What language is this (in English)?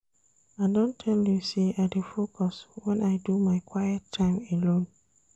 Nigerian Pidgin